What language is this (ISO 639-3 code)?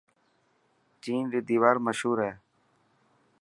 mki